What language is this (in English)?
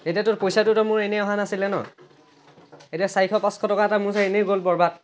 Assamese